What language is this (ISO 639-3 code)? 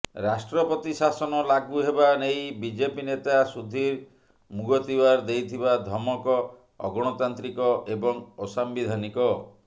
ori